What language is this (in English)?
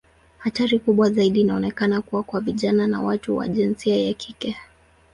Swahili